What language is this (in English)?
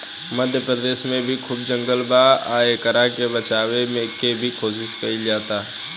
Bhojpuri